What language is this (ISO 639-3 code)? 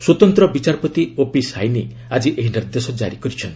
ori